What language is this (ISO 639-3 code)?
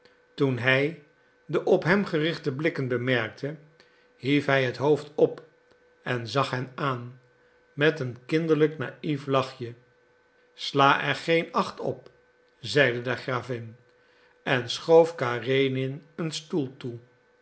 nld